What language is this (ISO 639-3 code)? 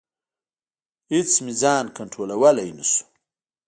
pus